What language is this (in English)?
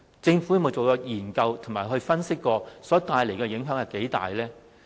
Cantonese